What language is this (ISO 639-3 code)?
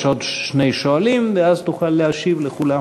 heb